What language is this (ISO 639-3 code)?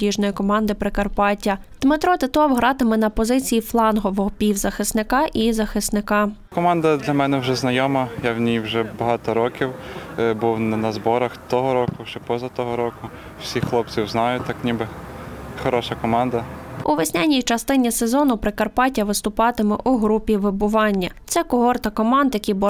ukr